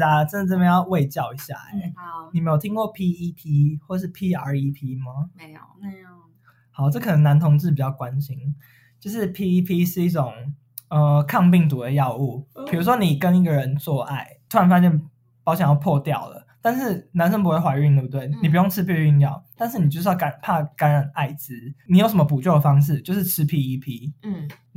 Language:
Chinese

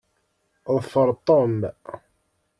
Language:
Kabyle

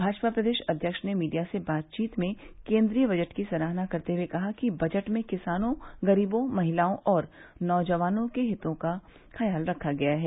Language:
Hindi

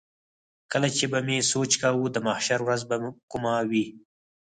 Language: Pashto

